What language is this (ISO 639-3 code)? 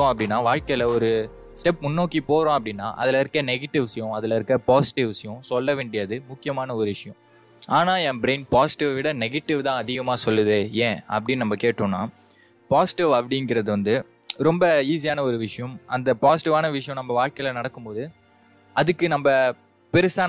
tam